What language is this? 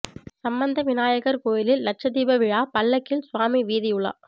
Tamil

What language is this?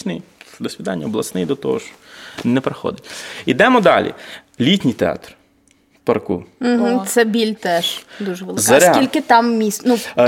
Ukrainian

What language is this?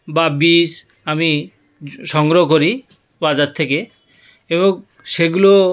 Bangla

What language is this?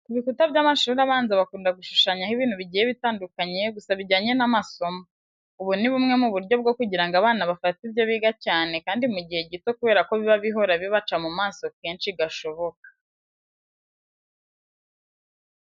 Kinyarwanda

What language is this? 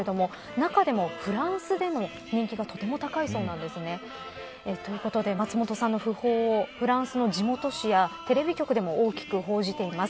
Japanese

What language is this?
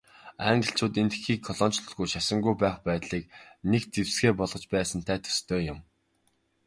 Mongolian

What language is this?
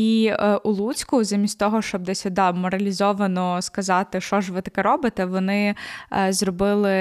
Ukrainian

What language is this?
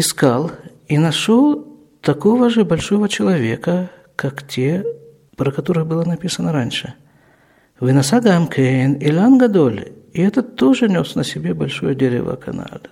Russian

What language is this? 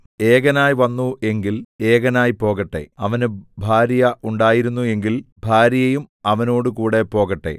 Malayalam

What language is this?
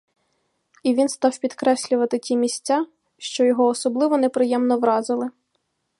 Ukrainian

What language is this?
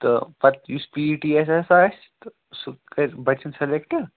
Kashmiri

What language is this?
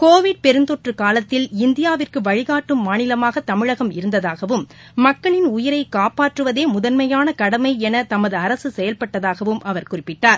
Tamil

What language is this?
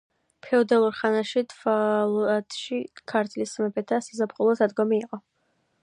Georgian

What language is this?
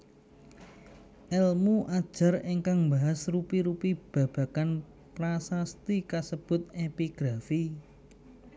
Javanese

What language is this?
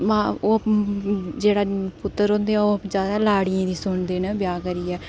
Dogri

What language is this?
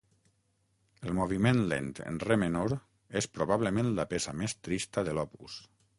Catalan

